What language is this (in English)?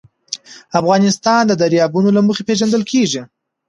Pashto